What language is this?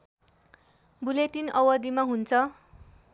Nepali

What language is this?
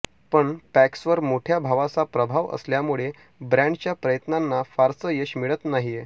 Marathi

